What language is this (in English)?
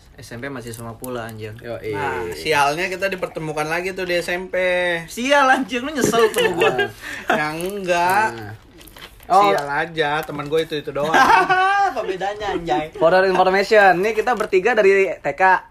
Indonesian